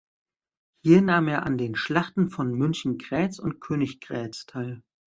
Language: German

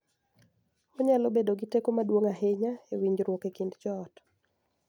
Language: Luo (Kenya and Tanzania)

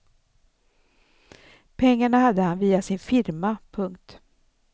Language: Swedish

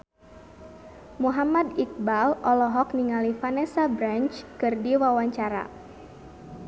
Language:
Sundanese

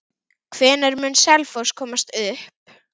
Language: Icelandic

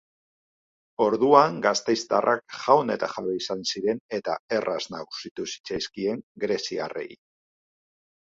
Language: Basque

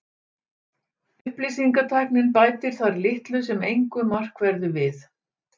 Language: Icelandic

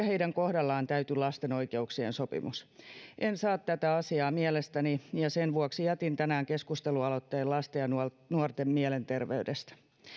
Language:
Finnish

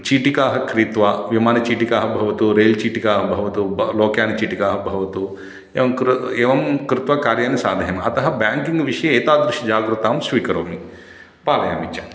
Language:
Sanskrit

